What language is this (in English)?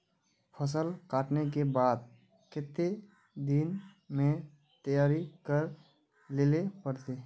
Magahi